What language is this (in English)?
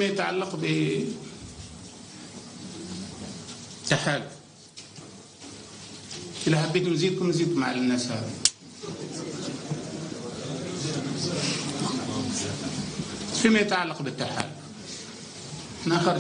Arabic